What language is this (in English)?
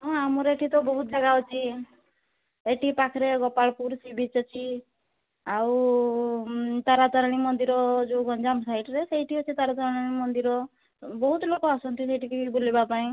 Odia